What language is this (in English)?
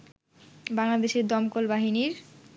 Bangla